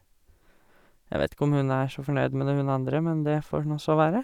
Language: Norwegian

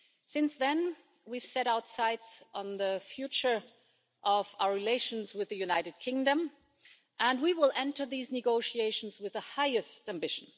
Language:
English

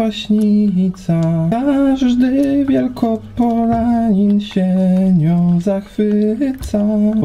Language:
Polish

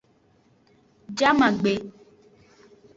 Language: Aja (Benin)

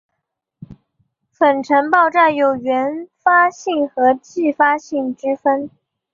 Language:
Chinese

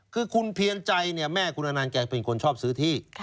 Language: Thai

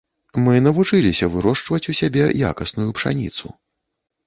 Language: Belarusian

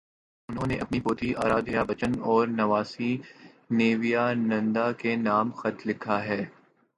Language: Urdu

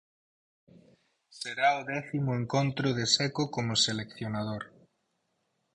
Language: Galician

